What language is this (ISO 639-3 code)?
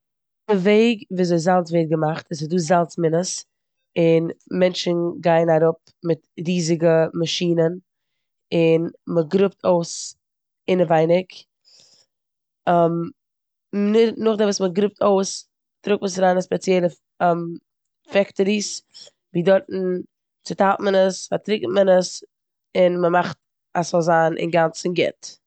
yid